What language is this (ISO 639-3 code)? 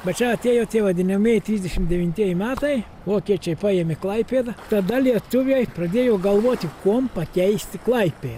lit